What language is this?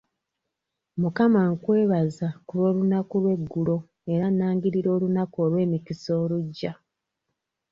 Ganda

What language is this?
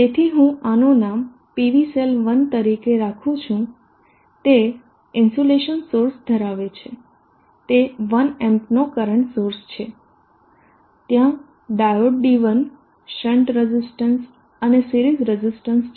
Gujarati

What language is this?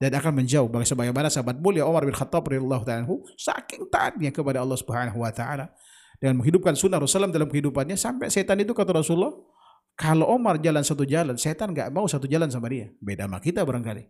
Indonesian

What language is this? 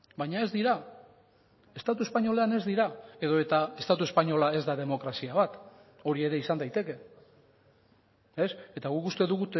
Basque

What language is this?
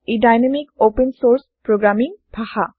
Assamese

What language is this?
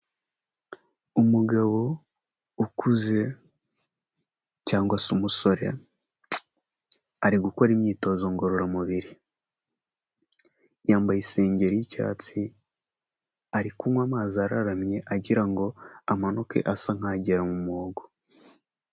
Kinyarwanda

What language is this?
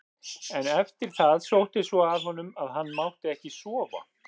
Icelandic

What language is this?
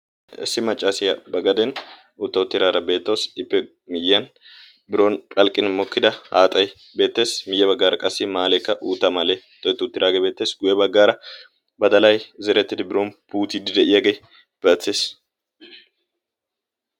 Wolaytta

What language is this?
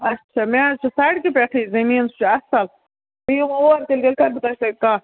Kashmiri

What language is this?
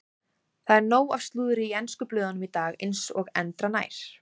Icelandic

